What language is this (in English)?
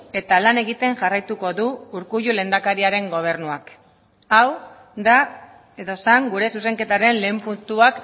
Basque